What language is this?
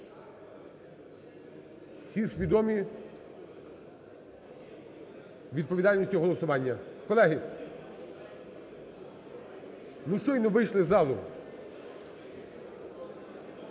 Ukrainian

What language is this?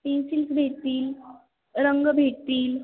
Marathi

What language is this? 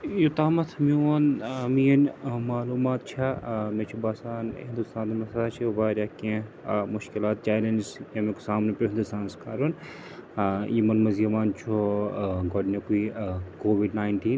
Kashmiri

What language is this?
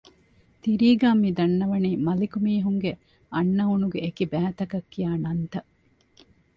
Divehi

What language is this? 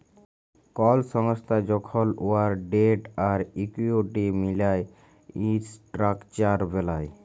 Bangla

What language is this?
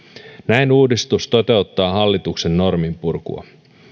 Finnish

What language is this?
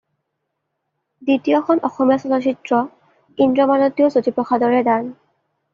Assamese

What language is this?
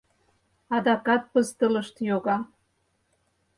Mari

